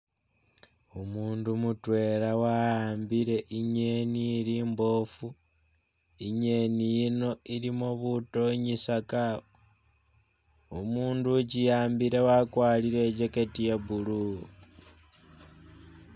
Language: Masaaba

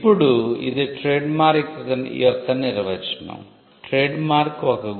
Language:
Telugu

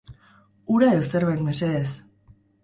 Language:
Basque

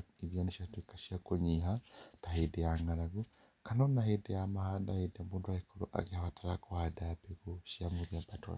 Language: Kikuyu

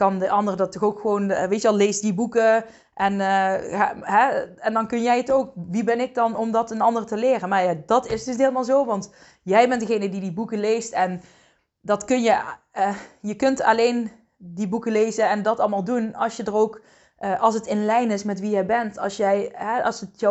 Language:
Dutch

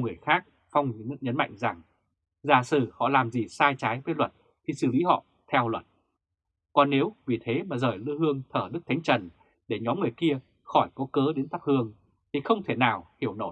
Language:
Vietnamese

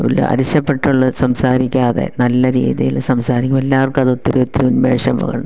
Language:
Malayalam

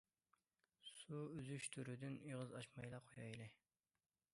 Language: Uyghur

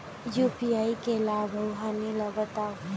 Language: Chhattisgarhi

